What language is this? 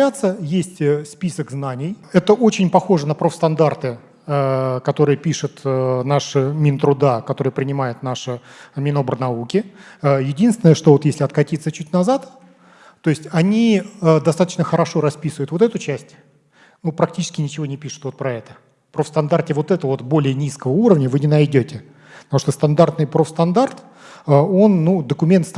Russian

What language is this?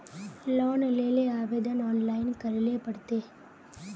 Magahi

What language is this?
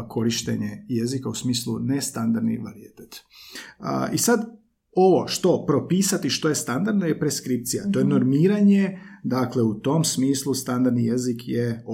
Croatian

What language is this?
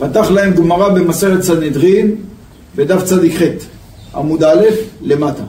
Hebrew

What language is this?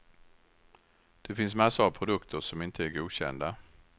Swedish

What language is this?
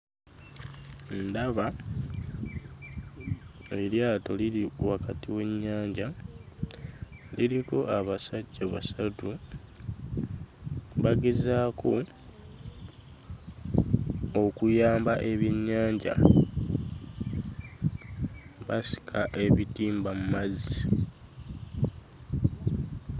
Ganda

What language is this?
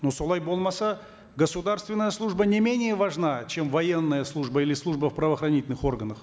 Kazakh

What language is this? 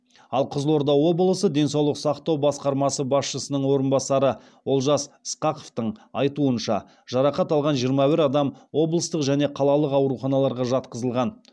Kazakh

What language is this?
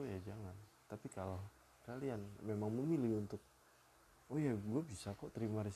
Indonesian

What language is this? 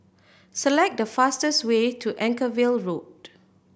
English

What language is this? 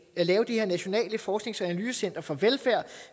Danish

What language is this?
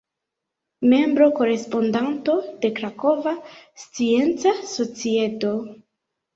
Esperanto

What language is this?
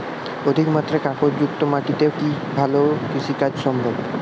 Bangla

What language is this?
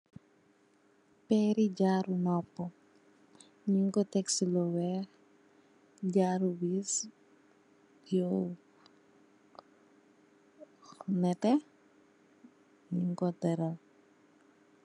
Wolof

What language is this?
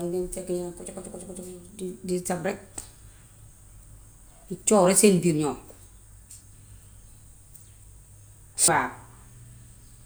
Gambian Wolof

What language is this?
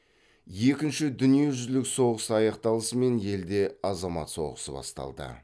Kazakh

